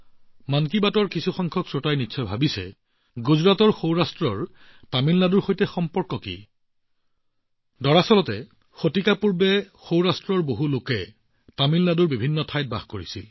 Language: Assamese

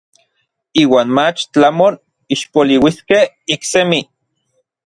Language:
Orizaba Nahuatl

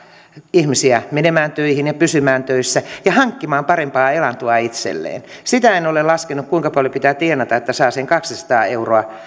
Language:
Finnish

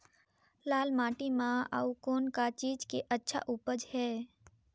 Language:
Chhattisgarhi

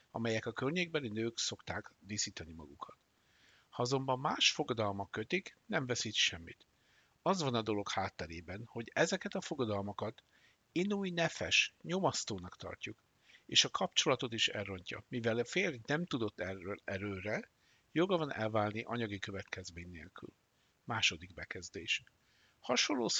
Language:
Hungarian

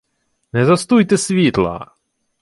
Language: Ukrainian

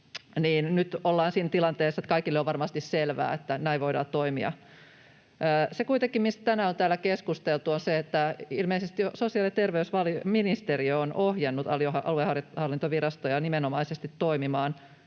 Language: Finnish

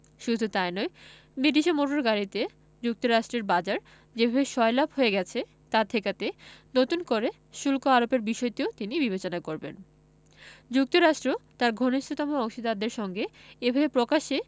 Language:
Bangla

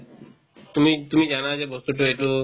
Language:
Assamese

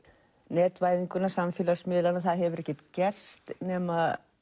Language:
Icelandic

